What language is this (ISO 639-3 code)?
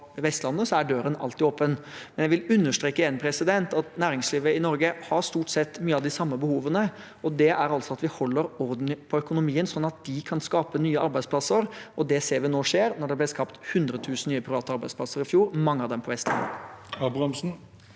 nor